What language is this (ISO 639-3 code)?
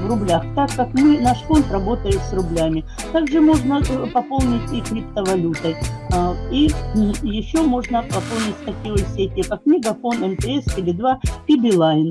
rus